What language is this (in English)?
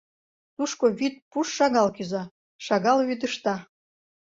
Mari